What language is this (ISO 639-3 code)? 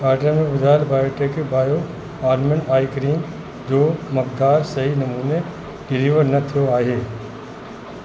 snd